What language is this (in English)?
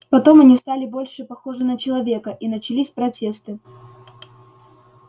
Russian